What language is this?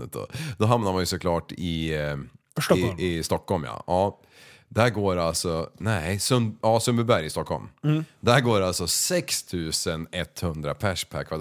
Swedish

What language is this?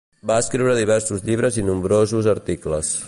Catalan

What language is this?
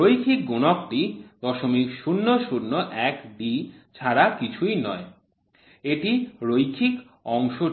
Bangla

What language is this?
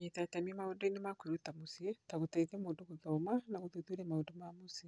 Kikuyu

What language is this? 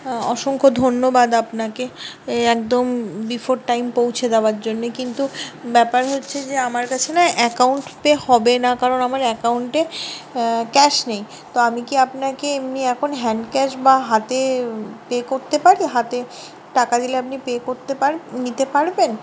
Bangla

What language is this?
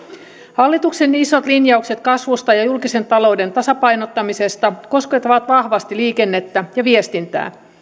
Finnish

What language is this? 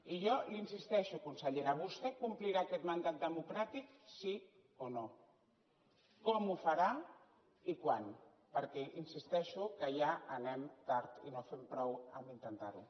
Catalan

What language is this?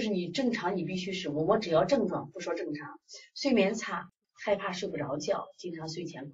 Chinese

